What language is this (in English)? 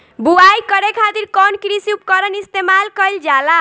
Bhojpuri